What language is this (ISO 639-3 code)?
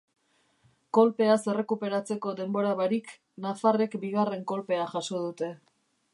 eus